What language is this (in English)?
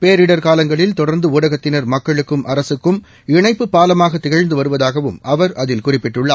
Tamil